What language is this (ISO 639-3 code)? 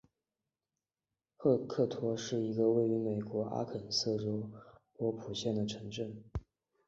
zho